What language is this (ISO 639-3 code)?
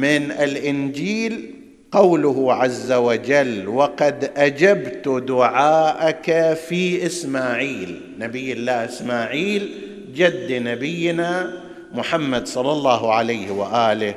ara